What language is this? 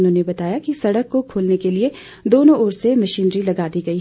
Hindi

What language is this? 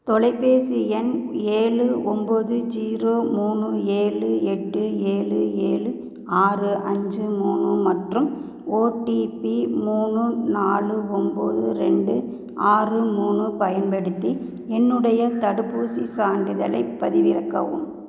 Tamil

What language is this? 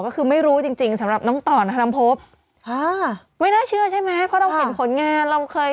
Thai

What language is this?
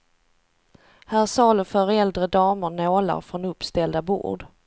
Swedish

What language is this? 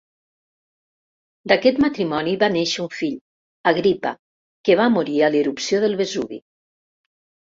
Catalan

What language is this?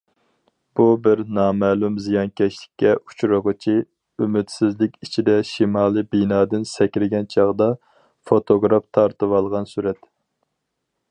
Uyghur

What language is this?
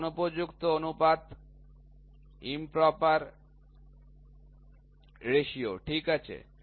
Bangla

